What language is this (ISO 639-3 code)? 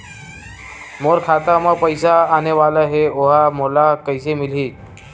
hne